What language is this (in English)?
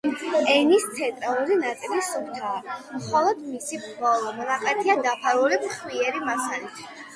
Georgian